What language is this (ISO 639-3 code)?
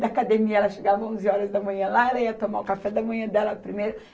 por